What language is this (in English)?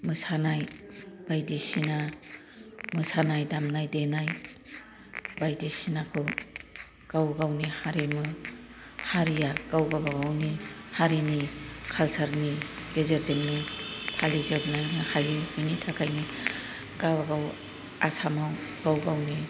Bodo